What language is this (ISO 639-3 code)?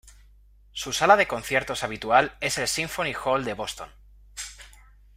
spa